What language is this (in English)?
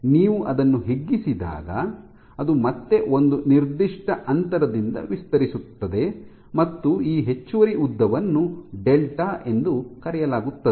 Kannada